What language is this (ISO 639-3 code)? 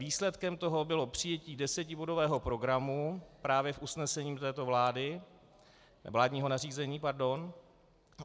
ces